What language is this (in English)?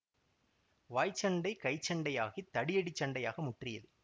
Tamil